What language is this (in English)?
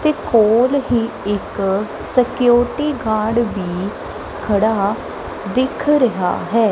Punjabi